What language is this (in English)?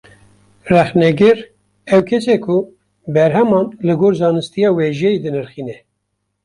Kurdish